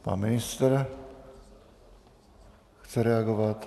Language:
Czech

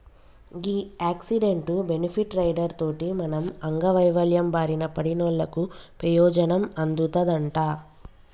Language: Telugu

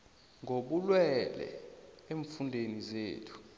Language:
South Ndebele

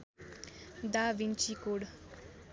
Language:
Nepali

